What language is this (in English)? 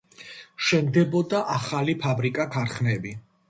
Georgian